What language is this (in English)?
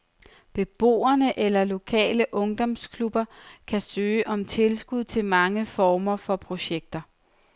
Danish